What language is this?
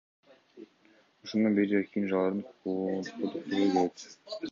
Kyrgyz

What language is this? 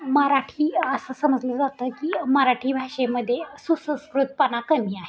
Marathi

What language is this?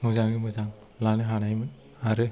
Bodo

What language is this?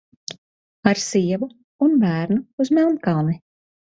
Latvian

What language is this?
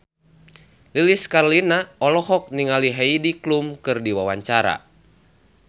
Sundanese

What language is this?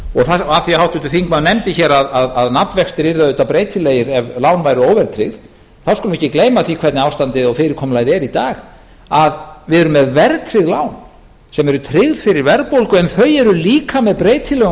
Icelandic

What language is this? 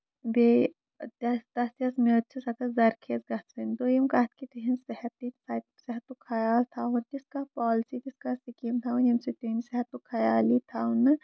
Kashmiri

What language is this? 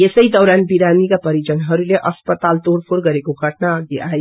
Nepali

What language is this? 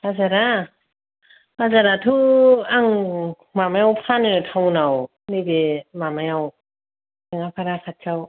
Bodo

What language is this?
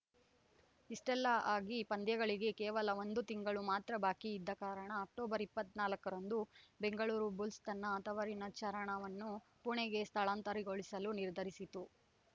Kannada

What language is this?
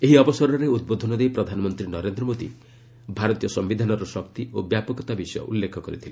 Odia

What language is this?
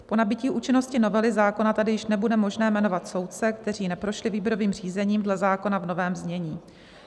Czech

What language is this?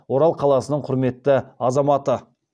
Kazakh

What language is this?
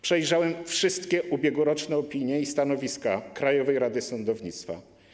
Polish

